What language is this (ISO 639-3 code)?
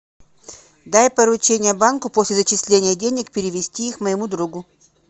rus